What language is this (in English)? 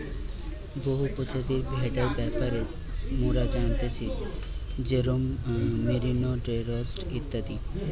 Bangla